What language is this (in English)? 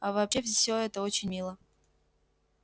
Russian